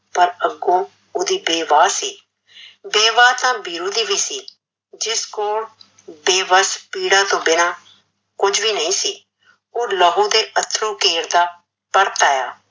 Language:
Punjabi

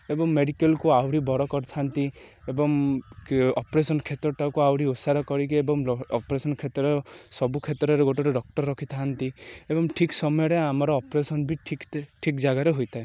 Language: Odia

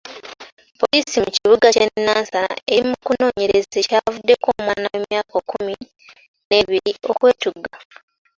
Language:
Ganda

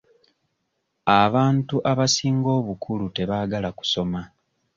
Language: Ganda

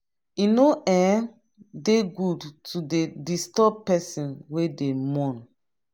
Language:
Nigerian Pidgin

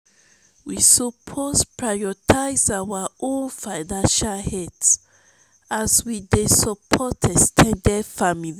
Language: Nigerian Pidgin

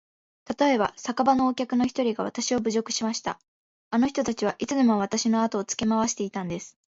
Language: Japanese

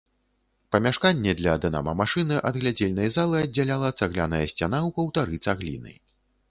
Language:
Belarusian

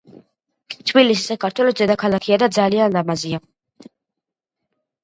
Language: Georgian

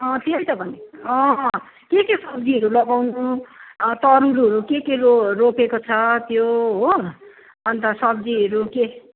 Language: Nepali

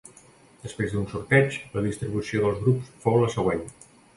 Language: Catalan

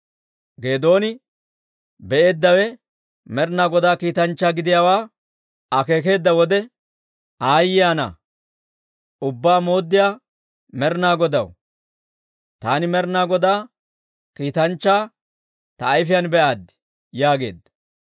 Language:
Dawro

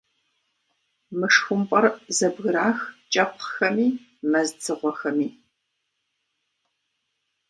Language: Kabardian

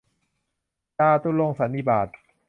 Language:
Thai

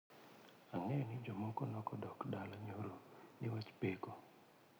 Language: Luo (Kenya and Tanzania)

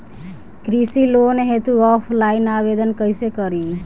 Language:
Bhojpuri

